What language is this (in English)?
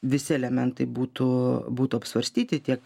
Lithuanian